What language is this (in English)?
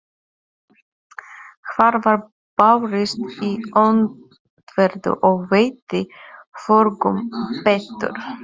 Icelandic